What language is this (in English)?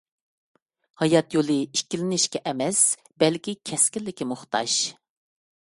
Uyghur